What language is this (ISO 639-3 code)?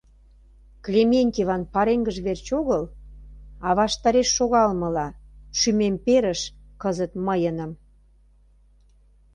chm